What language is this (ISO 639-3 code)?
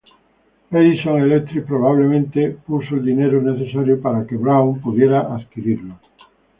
spa